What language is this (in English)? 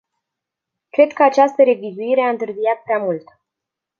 Romanian